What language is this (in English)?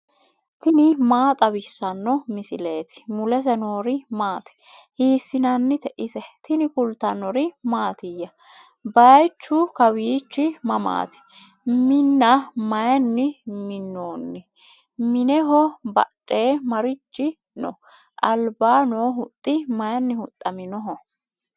Sidamo